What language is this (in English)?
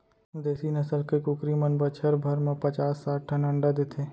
Chhattisgarhi